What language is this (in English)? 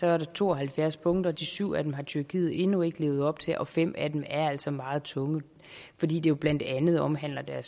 Danish